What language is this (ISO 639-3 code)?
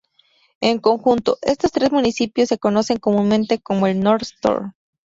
spa